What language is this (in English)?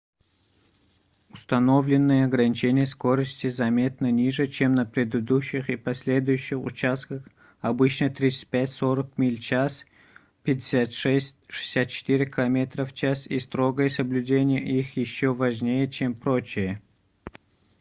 Russian